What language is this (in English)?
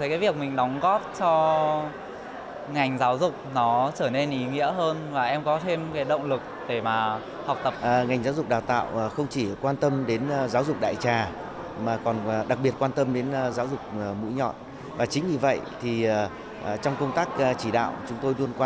Vietnamese